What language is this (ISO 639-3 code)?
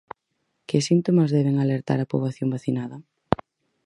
glg